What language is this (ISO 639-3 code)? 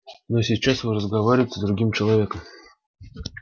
rus